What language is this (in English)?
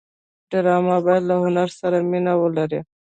Pashto